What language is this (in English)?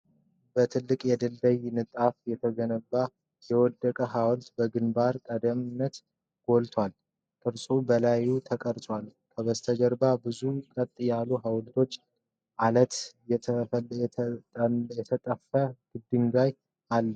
Amharic